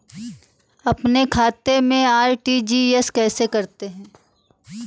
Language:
Hindi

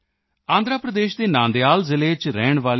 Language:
Punjabi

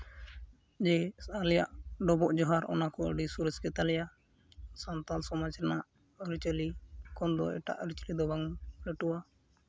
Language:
Santali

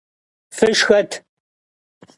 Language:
Kabardian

